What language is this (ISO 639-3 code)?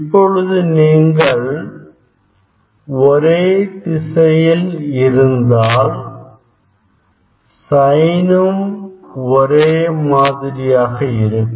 tam